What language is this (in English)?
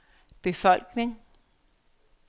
Danish